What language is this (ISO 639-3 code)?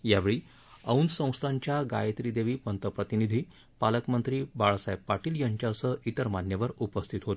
mar